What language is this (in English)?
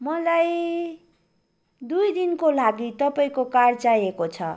Nepali